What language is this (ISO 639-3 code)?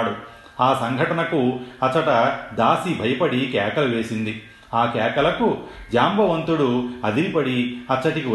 tel